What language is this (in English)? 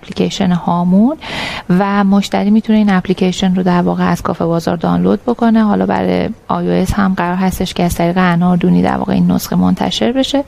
Persian